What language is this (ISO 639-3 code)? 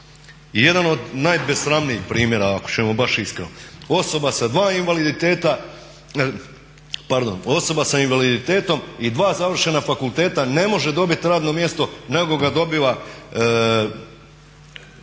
hrv